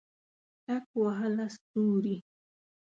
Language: Pashto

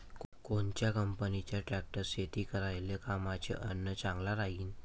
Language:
Marathi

